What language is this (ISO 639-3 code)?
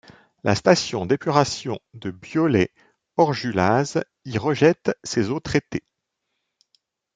fra